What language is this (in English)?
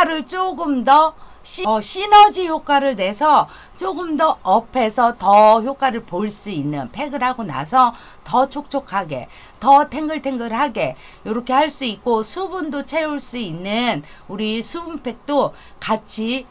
Korean